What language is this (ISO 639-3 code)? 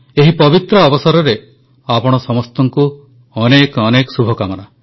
ori